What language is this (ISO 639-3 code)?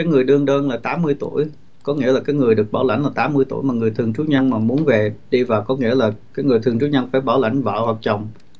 vie